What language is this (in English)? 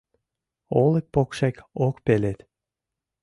Mari